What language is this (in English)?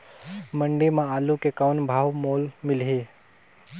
Chhattisgarhi